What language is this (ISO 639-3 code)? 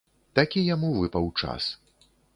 bel